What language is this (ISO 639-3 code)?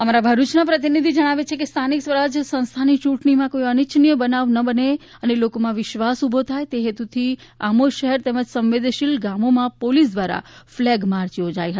guj